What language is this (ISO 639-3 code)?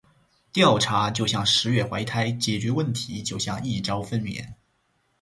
zho